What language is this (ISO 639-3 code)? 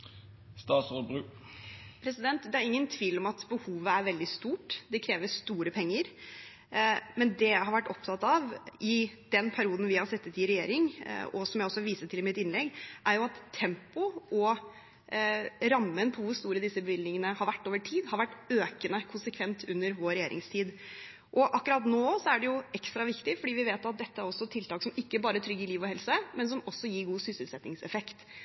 nob